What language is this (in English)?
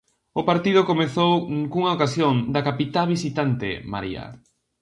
Galician